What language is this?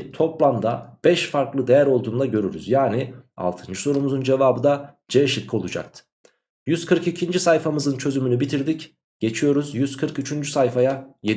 Turkish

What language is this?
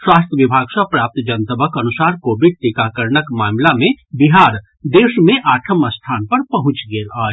Maithili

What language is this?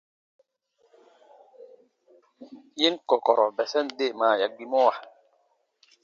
Baatonum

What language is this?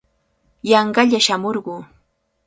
Cajatambo North Lima Quechua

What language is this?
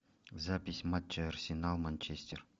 Russian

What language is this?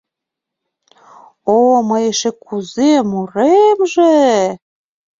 Mari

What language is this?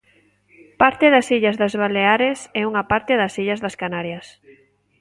Galician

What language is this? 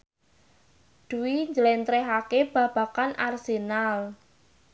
Javanese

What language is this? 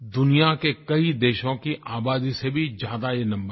Hindi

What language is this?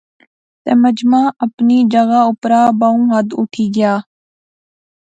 Pahari-Potwari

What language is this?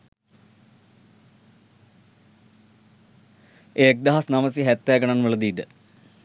Sinhala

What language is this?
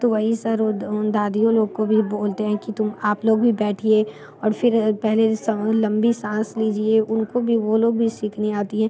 Hindi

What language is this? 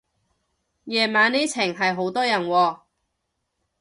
Cantonese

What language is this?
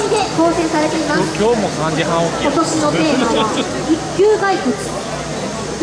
Japanese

